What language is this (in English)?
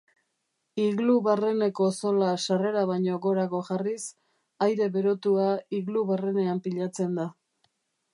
Basque